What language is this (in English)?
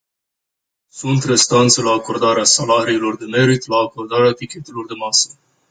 Romanian